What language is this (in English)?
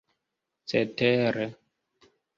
Esperanto